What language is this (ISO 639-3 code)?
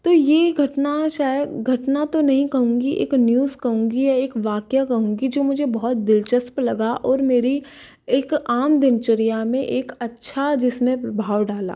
hin